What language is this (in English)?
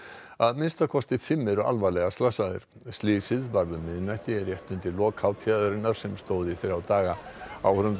Icelandic